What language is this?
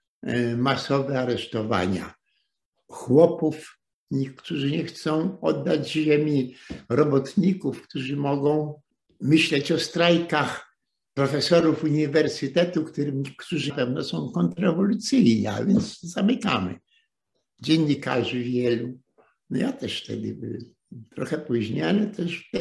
Polish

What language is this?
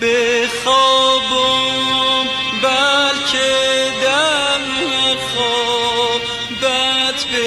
Persian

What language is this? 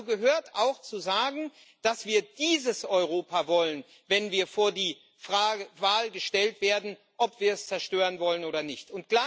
German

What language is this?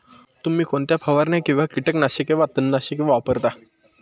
Marathi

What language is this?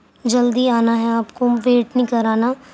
Urdu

